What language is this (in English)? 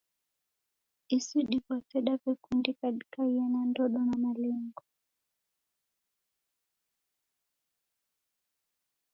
Taita